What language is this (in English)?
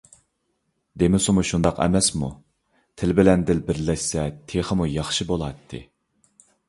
Uyghur